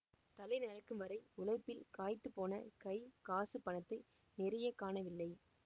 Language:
Tamil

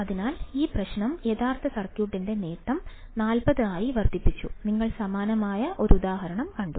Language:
Malayalam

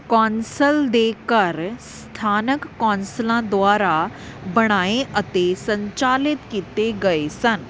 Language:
Punjabi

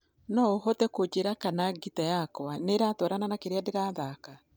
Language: Kikuyu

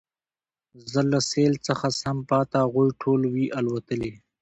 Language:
Pashto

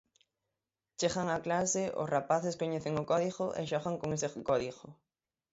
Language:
Galician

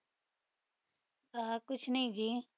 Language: Punjabi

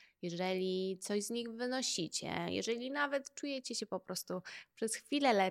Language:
Polish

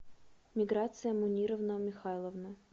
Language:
Russian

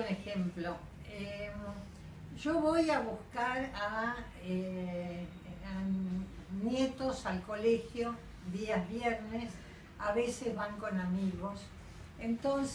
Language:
Spanish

